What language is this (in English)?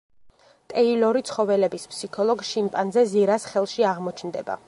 Georgian